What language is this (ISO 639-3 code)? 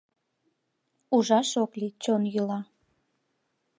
chm